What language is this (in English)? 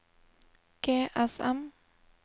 Norwegian